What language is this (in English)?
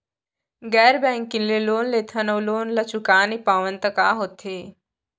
Chhattisgarhi